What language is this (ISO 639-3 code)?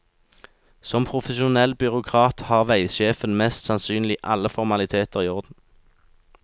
nor